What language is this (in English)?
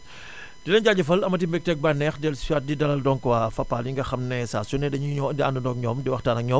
Wolof